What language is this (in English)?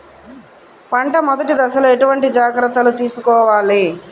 Telugu